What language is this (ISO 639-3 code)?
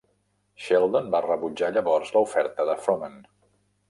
cat